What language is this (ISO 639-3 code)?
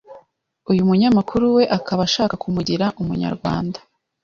kin